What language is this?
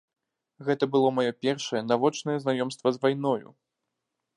Belarusian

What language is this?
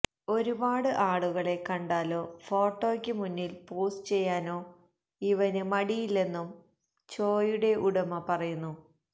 Malayalam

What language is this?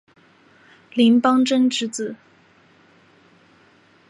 Chinese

